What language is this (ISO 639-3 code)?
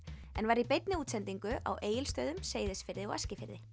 isl